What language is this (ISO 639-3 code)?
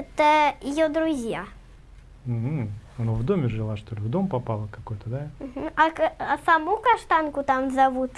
rus